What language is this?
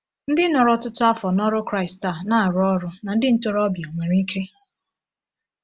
Igbo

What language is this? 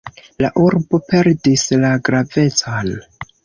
Esperanto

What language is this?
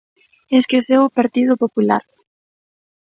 Galician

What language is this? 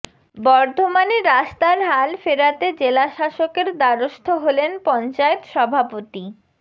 Bangla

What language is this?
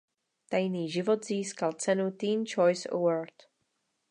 Czech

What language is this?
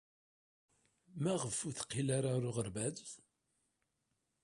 Kabyle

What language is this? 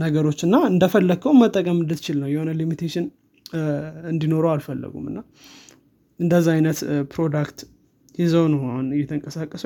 Amharic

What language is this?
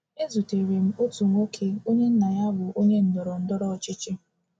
Igbo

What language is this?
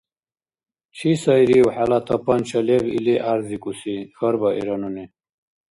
Dargwa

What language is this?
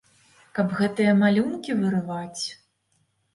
Belarusian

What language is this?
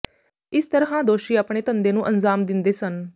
Punjabi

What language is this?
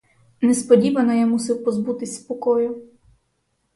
Ukrainian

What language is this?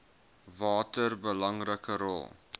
Afrikaans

